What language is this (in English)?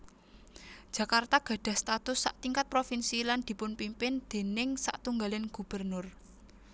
Javanese